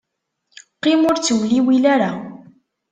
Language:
Kabyle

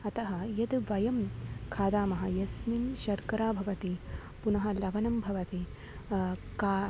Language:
Sanskrit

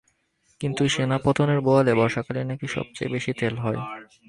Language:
Bangla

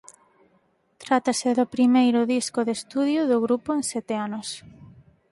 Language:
Galician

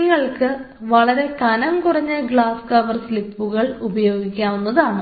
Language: Malayalam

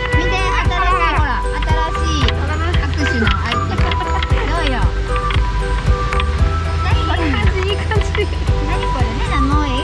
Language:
Japanese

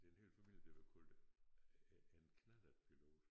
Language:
Danish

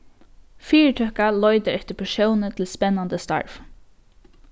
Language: Faroese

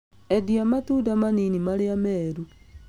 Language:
Kikuyu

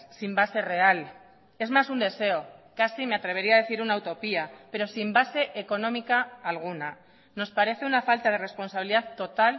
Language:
Spanish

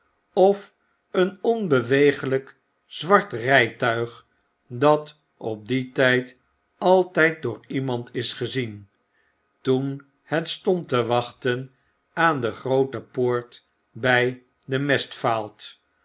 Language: Dutch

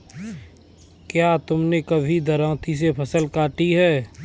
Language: Hindi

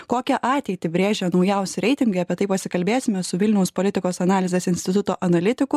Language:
Lithuanian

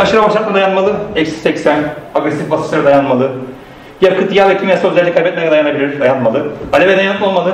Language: Turkish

